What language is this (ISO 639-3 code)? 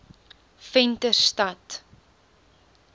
afr